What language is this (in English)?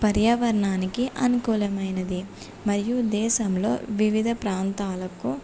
Telugu